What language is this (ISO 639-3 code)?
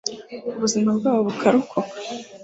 kin